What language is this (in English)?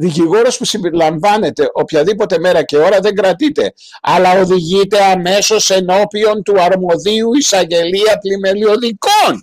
Greek